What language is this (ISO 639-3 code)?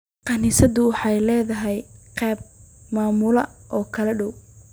som